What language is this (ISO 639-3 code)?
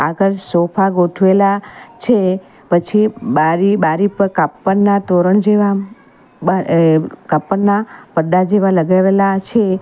guj